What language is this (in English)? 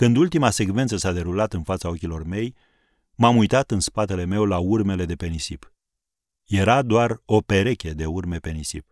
Romanian